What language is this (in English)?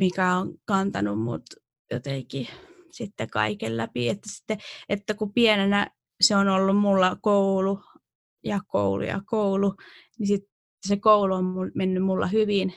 Finnish